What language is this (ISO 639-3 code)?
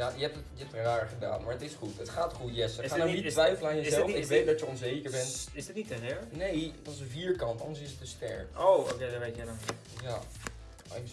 nld